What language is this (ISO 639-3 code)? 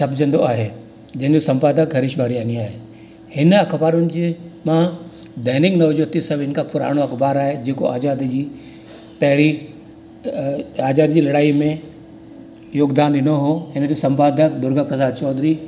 snd